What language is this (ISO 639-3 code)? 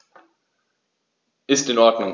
deu